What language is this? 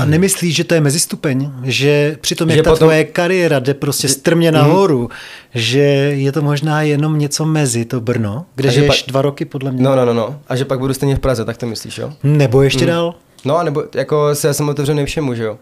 Czech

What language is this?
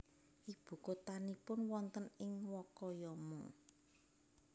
Javanese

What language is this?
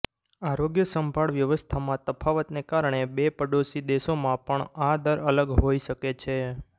Gujarati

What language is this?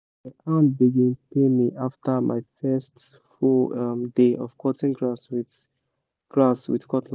Nigerian Pidgin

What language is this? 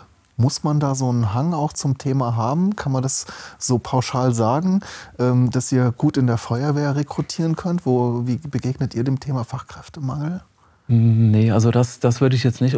German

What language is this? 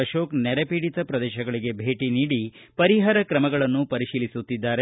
Kannada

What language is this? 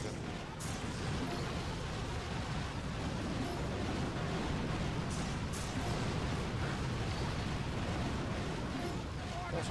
Korean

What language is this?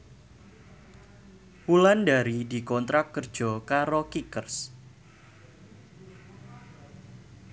Javanese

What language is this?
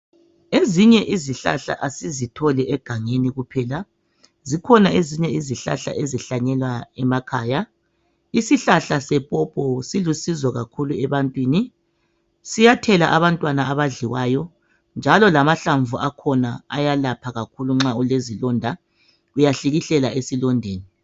North Ndebele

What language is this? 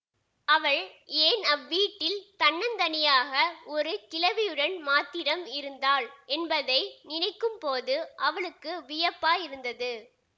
Tamil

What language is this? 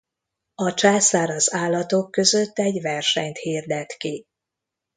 Hungarian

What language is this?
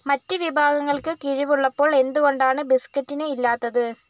Malayalam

